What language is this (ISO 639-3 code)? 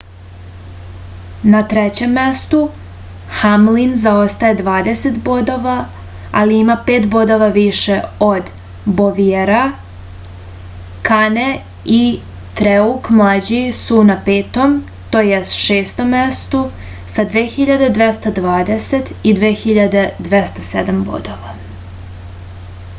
srp